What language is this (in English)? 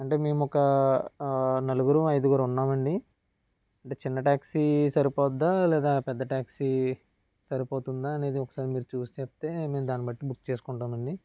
Telugu